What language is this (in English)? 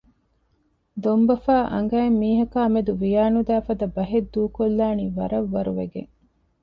Divehi